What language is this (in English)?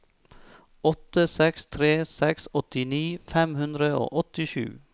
Norwegian